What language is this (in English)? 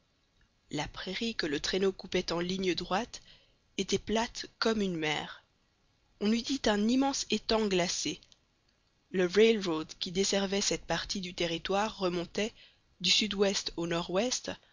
French